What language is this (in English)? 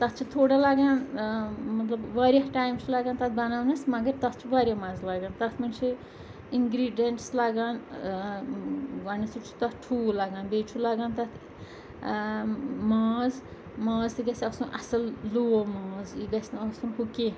Kashmiri